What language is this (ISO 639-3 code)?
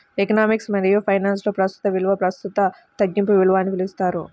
tel